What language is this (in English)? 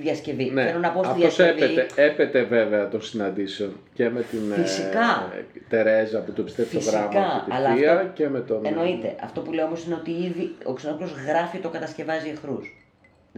Greek